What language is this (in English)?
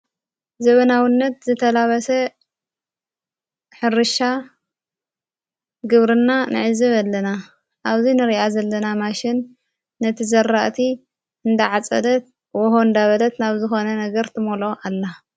Tigrinya